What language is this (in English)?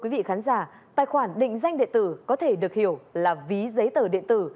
Vietnamese